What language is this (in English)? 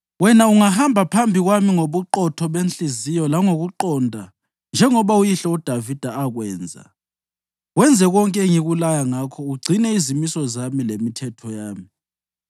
North Ndebele